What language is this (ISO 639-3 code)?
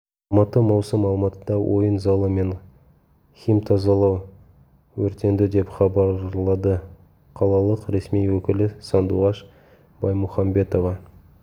kaz